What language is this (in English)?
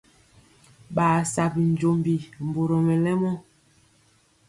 Mpiemo